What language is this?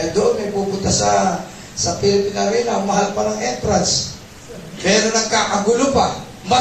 Filipino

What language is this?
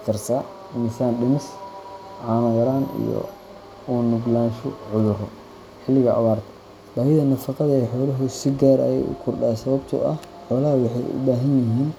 Somali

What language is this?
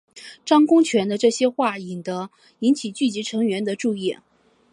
Chinese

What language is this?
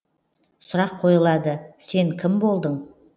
Kazakh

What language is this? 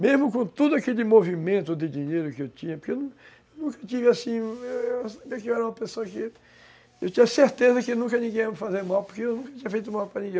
Portuguese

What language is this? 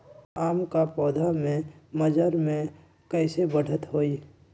Magahi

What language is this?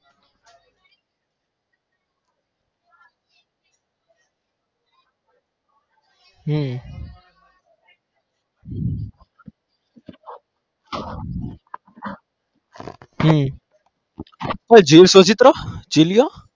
Gujarati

